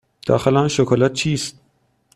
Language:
Persian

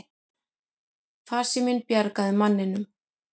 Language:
Icelandic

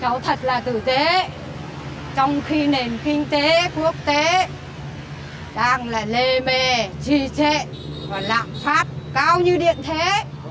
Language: Vietnamese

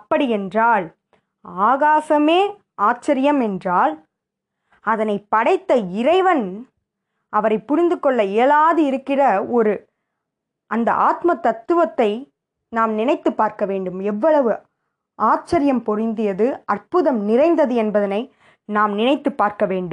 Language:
Tamil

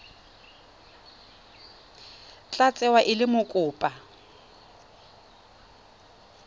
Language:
Tswana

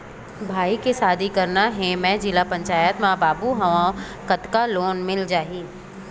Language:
Chhattisgarhi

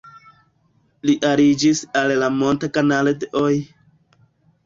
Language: Esperanto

